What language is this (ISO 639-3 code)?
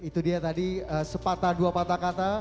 ind